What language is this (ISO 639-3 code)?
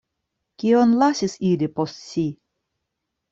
epo